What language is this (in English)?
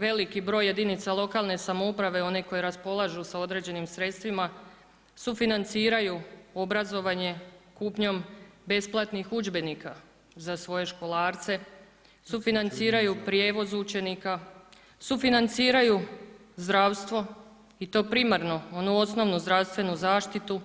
Croatian